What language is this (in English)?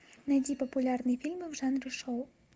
Russian